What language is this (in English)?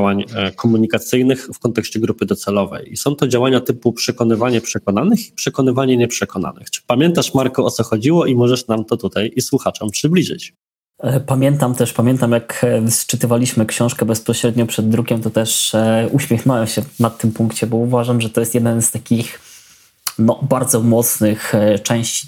Polish